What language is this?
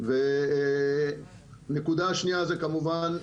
Hebrew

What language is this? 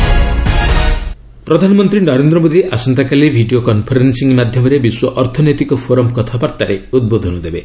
Odia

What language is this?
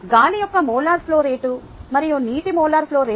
Telugu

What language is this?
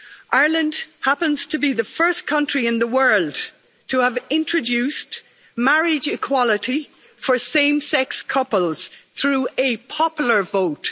English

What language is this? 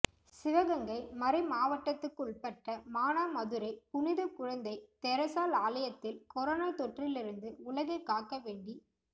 Tamil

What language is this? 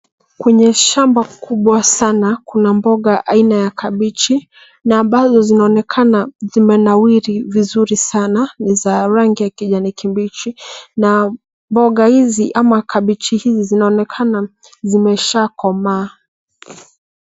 Swahili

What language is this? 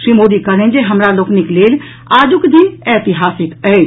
Maithili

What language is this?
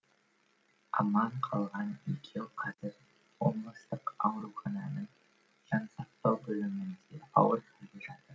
Kazakh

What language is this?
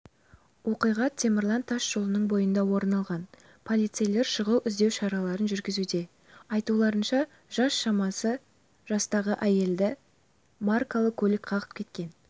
Kazakh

